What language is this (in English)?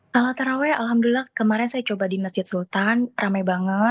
Indonesian